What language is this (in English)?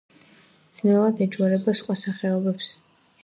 Georgian